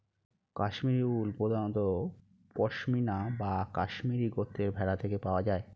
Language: Bangla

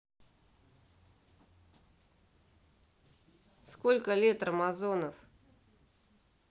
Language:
Russian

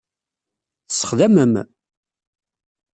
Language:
Kabyle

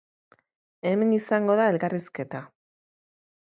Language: Basque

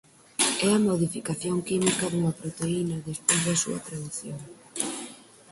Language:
Galician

